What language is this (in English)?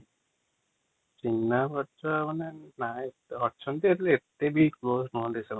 Odia